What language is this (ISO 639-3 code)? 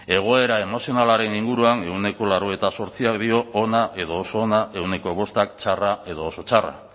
eus